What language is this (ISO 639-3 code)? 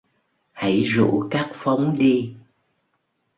vie